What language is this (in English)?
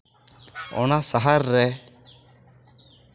Santali